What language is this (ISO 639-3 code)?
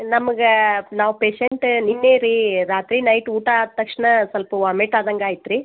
kan